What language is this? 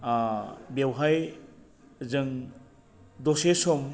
Bodo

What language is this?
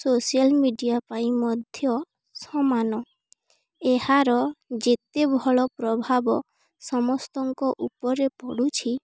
Odia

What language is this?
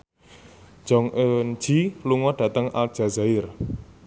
Javanese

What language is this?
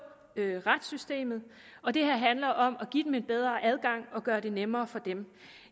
Danish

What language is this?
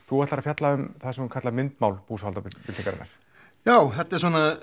Icelandic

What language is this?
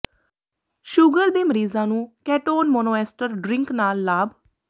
Punjabi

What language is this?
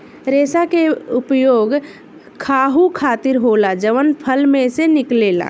Bhojpuri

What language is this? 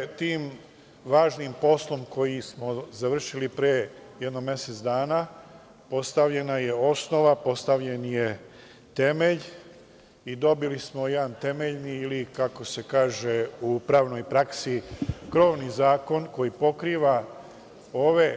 Serbian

